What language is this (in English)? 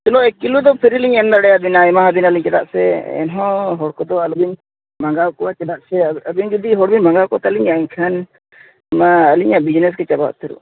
Santali